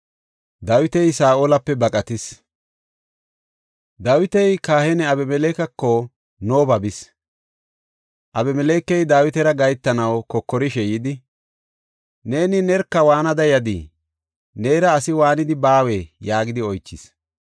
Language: Gofa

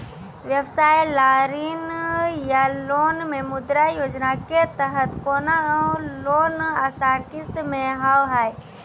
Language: Maithili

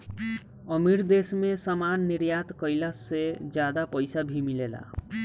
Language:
Bhojpuri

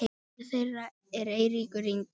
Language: Icelandic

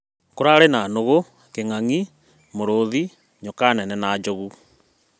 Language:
Kikuyu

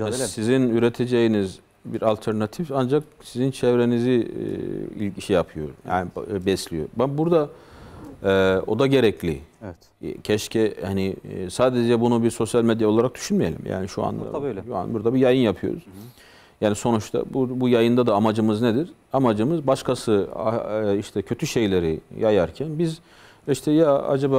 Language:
Turkish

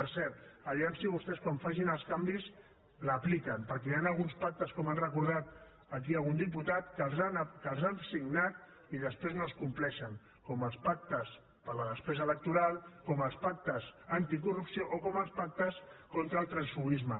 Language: Catalan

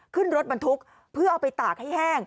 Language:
Thai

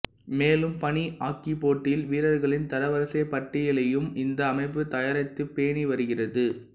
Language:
Tamil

